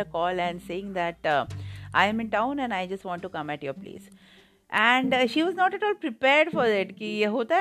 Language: Hindi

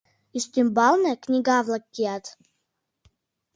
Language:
Mari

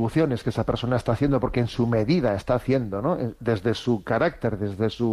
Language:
Spanish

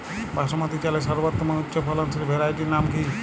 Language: Bangla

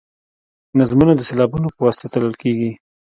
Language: Pashto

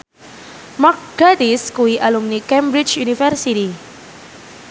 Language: Javanese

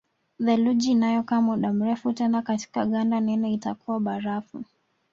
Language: Swahili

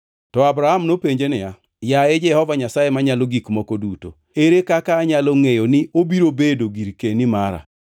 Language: Luo (Kenya and Tanzania)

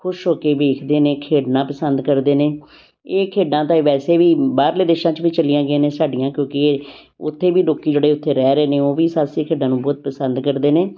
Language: Punjabi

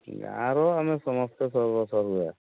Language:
Odia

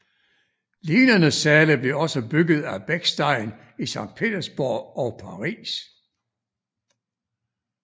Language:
Danish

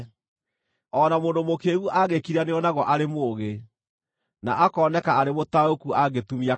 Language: Kikuyu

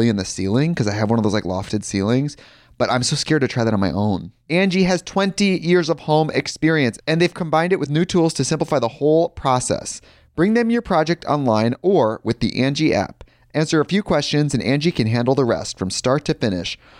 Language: English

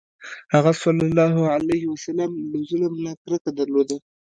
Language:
Pashto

